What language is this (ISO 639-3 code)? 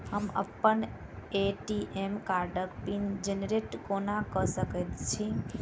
mai